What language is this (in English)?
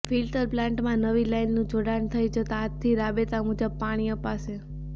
Gujarati